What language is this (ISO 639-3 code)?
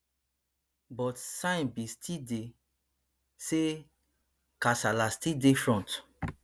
pcm